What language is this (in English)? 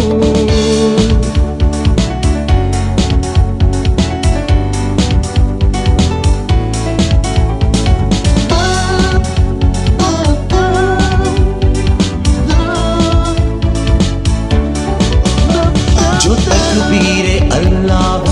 Romanian